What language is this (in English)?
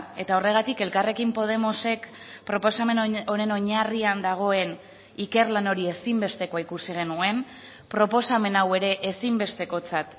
Basque